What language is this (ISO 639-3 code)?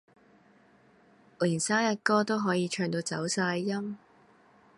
yue